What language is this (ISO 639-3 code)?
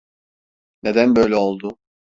tur